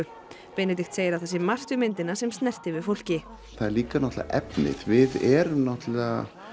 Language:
Icelandic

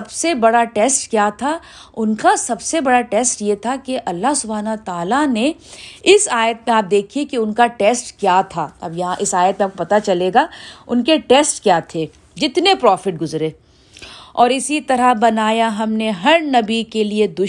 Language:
Urdu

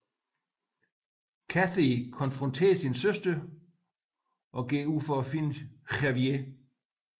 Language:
Danish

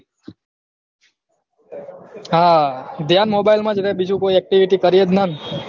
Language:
Gujarati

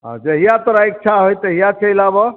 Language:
Maithili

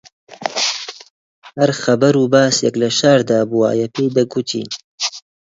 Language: Central Kurdish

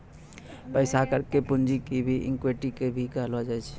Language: Maithili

